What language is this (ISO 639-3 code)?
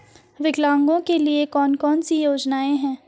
hin